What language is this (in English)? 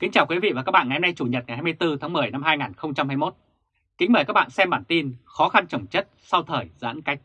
Vietnamese